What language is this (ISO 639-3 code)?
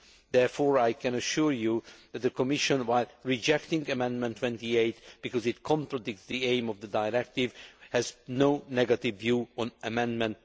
eng